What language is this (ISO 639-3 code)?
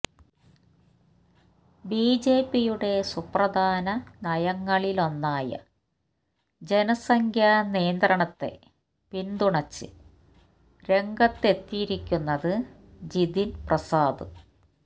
mal